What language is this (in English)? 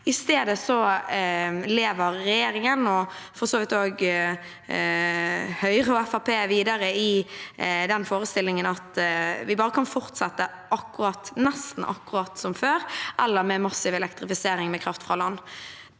Norwegian